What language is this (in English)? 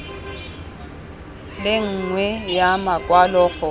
Tswana